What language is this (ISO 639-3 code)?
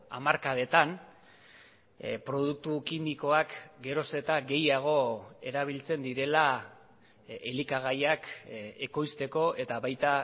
eus